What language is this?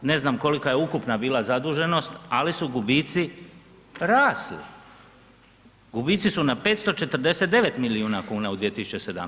Croatian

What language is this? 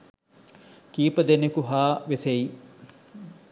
Sinhala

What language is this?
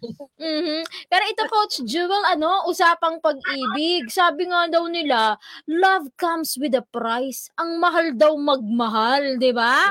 Filipino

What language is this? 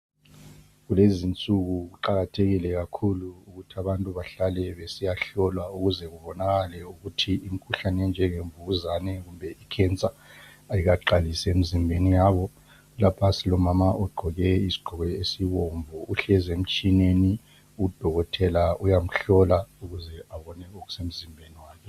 North Ndebele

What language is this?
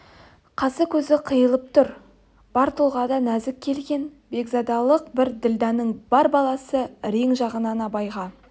Kazakh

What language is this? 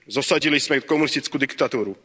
Slovak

